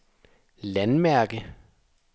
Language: Danish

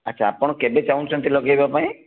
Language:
Odia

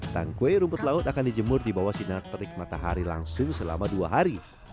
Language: Indonesian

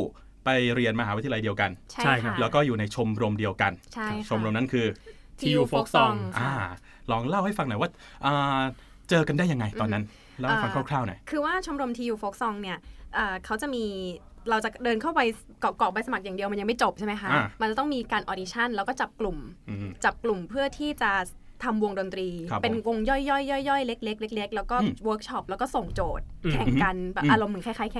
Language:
Thai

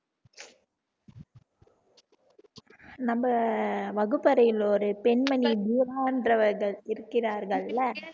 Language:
Tamil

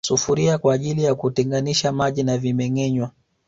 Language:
Swahili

